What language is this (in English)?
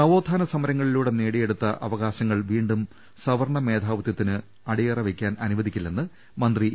Malayalam